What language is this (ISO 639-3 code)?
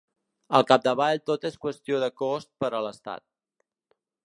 cat